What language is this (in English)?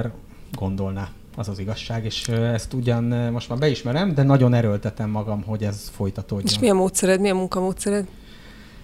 Hungarian